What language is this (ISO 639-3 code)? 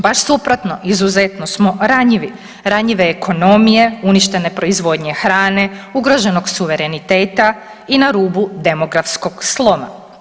hrv